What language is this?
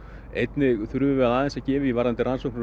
Icelandic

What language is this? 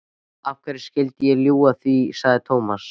Icelandic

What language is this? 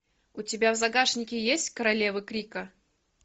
Russian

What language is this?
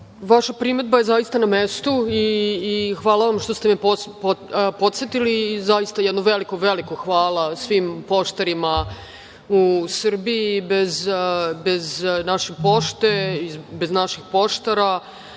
Serbian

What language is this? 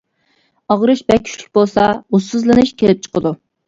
Uyghur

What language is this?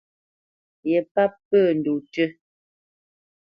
Bamenyam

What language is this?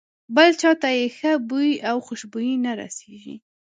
Pashto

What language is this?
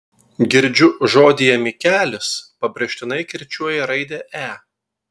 Lithuanian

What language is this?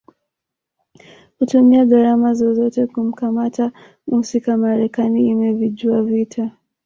Swahili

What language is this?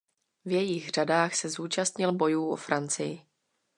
Czech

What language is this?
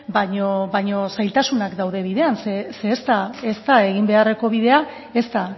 Basque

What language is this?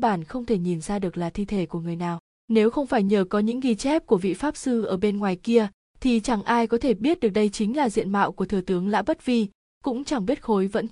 Vietnamese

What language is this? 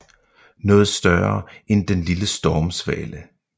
Danish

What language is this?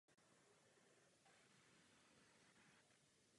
Czech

